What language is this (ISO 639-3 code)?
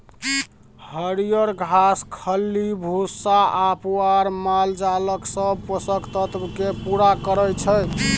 mai